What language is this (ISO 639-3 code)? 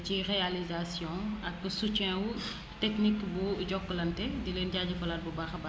wol